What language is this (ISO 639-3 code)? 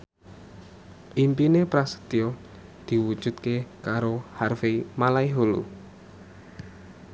jav